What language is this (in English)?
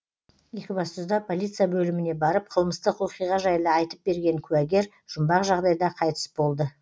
Kazakh